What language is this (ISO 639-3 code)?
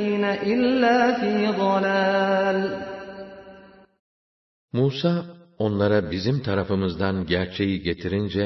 tur